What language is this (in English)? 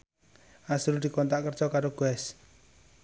Javanese